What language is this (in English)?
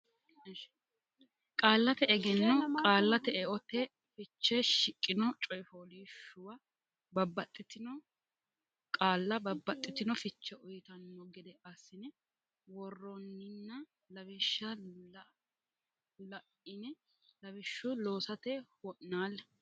Sidamo